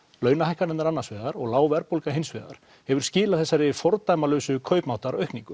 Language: Icelandic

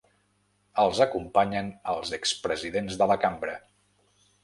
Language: Catalan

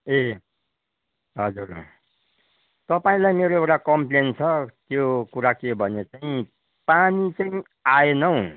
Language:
Nepali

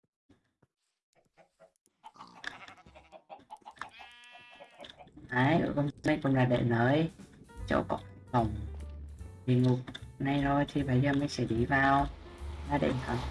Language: Vietnamese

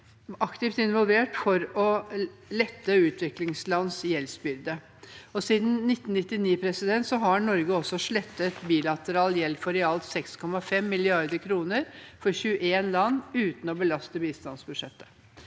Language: Norwegian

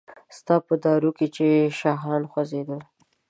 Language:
Pashto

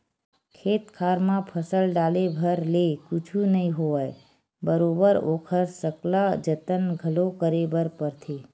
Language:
Chhattisgarhi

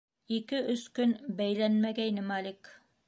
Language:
Bashkir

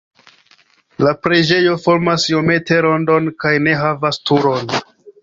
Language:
Esperanto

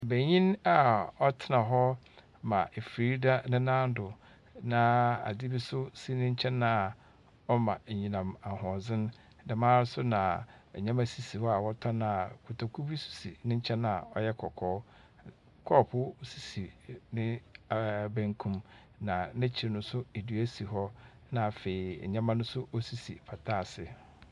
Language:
Akan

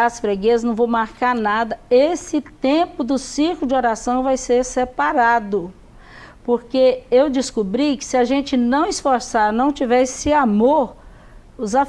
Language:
Portuguese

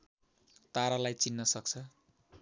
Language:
Nepali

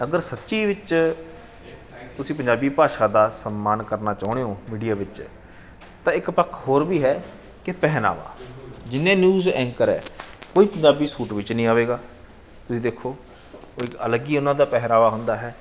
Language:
Punjabi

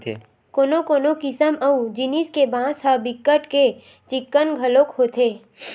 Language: Chhattisgarhi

